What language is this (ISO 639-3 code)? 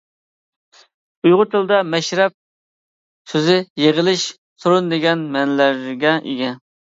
uig